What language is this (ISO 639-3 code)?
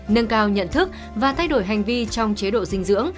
vie